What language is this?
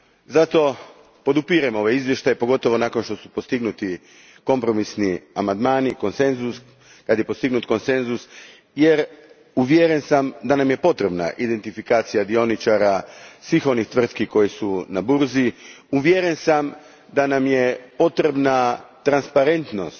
Croatian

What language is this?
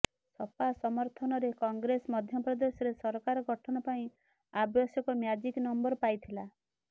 Odia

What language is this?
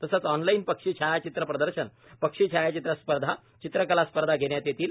Marathi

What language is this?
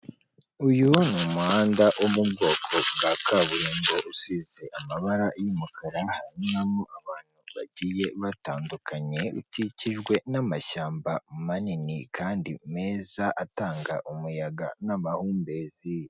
Kinyarwanda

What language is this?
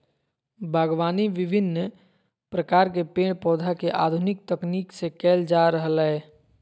Magahi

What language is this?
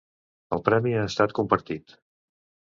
Catalan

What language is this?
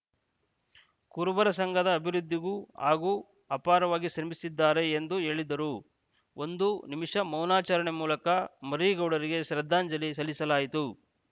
Kannada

